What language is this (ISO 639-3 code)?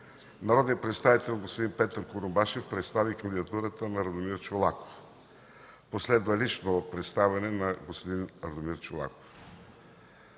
bul